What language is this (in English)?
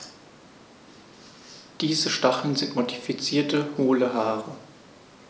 German